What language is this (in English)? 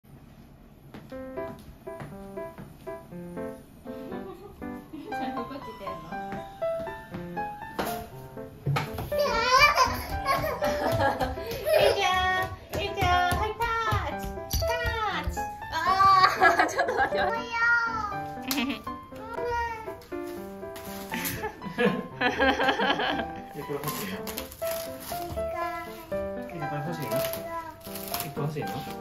Japanese